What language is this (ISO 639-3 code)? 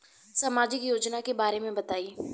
bho